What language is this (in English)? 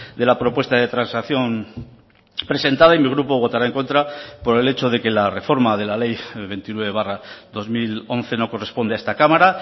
Spanish